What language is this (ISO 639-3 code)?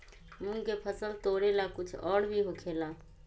mag